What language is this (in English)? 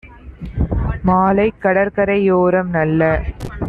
Tamil